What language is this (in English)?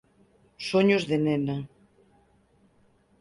Galician